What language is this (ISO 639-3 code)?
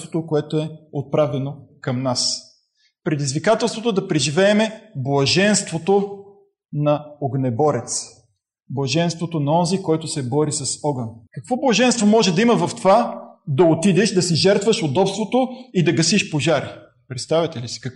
bul